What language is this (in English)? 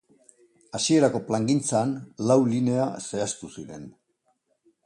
Basque